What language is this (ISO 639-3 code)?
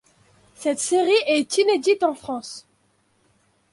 fra